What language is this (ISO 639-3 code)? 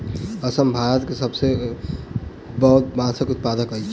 mai